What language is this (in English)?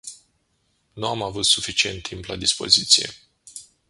Romanian